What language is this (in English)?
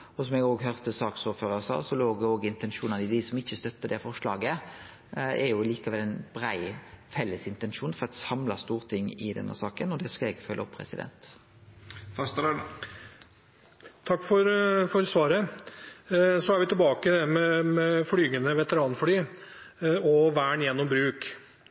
Norwegian